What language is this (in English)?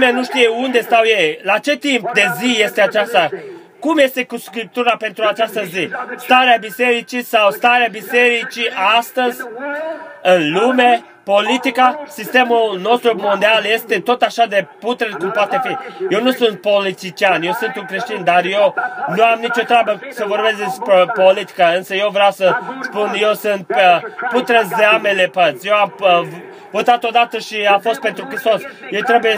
Romanian